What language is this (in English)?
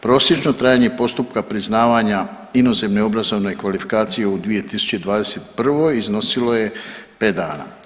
Croatian